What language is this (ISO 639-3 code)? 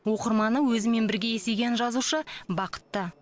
kaz